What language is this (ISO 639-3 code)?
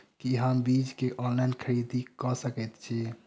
mai